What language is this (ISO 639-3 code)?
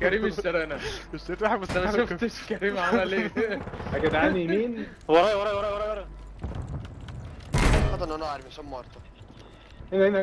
ara